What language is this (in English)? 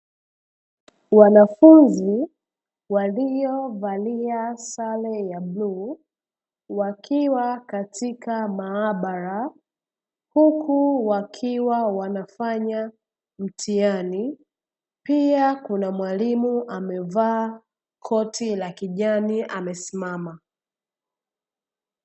Swahili